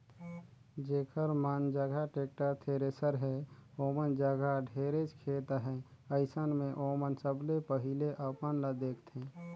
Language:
Chhattisgarhi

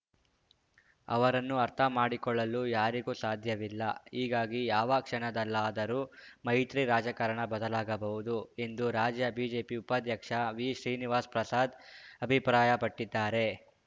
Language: Kannada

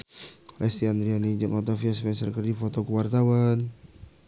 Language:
Sundanese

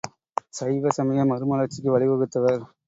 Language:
Tamil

